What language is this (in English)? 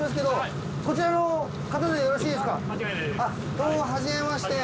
Japanese